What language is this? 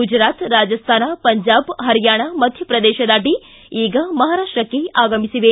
Kannada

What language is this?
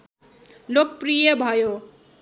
Nepali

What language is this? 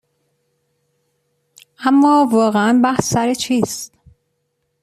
Persian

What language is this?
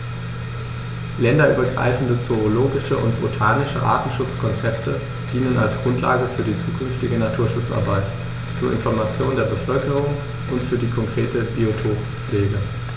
German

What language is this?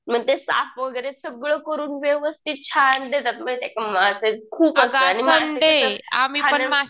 Marathi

